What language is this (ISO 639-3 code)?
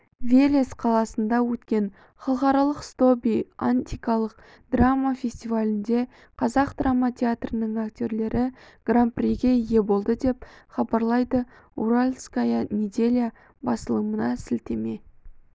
kaz